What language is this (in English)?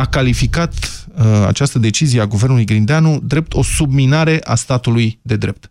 Romanian